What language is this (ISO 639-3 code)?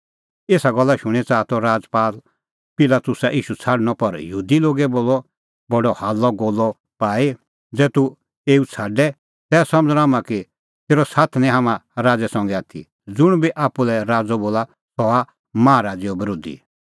kfx